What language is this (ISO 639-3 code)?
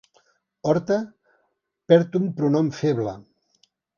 cat